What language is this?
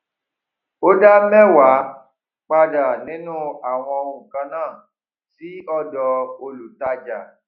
Yoruba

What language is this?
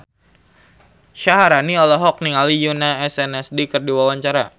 Sundanese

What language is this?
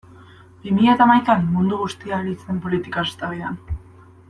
Basque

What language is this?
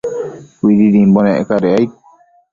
Matsés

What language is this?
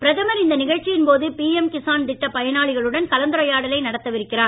Tamil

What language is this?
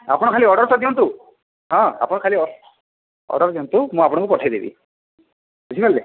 Odia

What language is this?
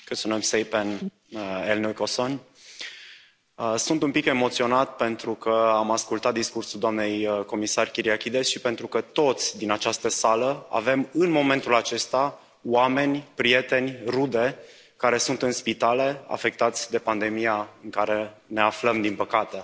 Romanian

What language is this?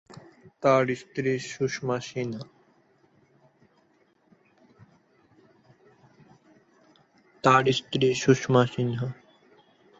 Bangla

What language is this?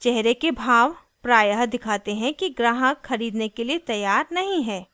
Hindi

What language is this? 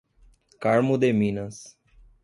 Portuguese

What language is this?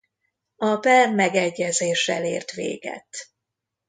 Hungarian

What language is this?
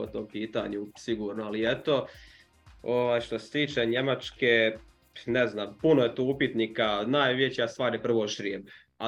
Croatian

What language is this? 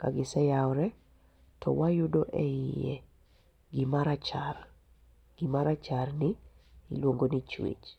Luo (Kenya and Tanzania)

